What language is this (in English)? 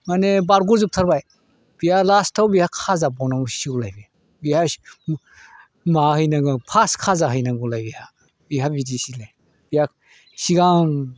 Bodo